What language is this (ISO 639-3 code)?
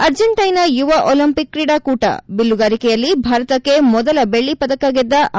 kan